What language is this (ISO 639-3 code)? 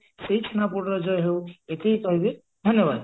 ori